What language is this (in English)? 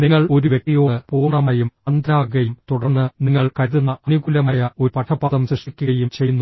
Malayalam